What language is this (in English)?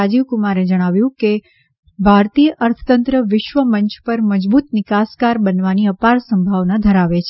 Gujarati